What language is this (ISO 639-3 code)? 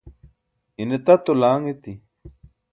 bsk